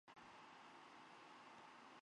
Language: Chinese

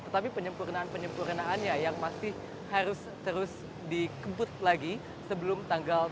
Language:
Indonesian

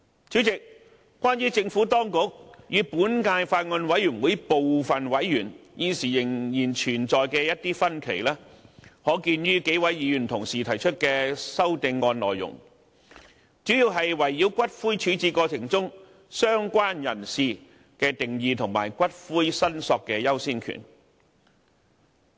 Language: Cantonese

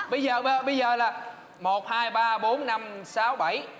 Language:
Vietnamese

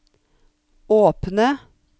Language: Norwegian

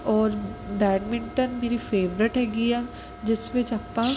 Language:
Punjabi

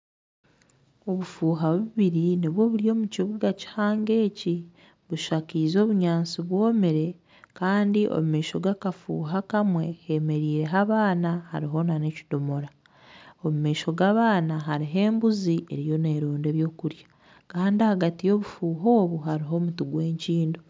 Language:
Nyankole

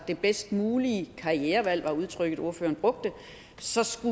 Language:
Danish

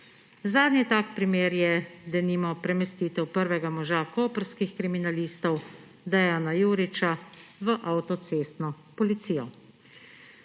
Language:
Slovenian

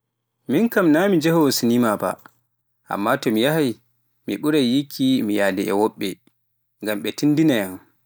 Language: Pular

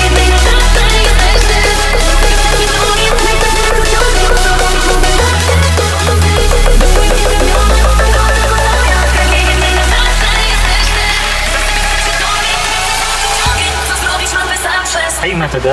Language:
Polish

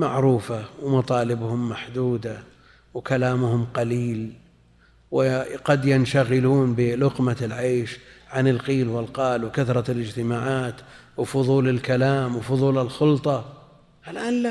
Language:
Arabic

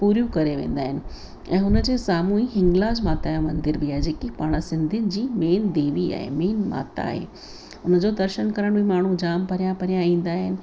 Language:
Sindhi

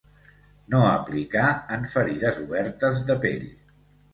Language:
Catalan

